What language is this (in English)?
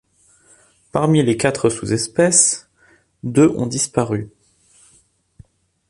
French